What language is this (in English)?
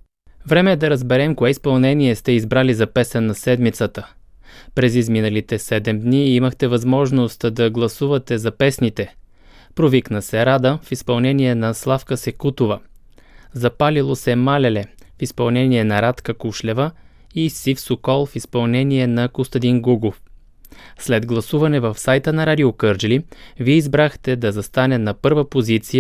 Bulgarian